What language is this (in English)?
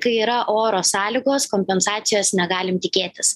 Lithuanian